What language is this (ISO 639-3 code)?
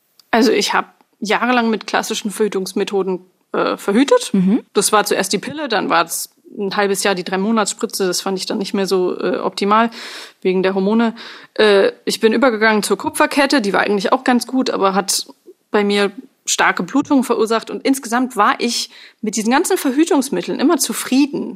deu